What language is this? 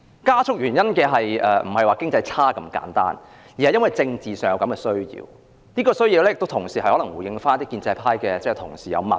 Cantonese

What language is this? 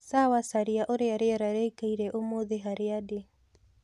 Kikuyu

